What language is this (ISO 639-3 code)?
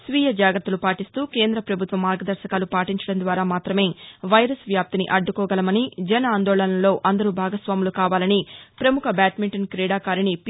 tel